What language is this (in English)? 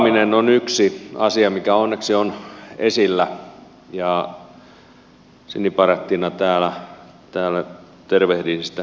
Finnish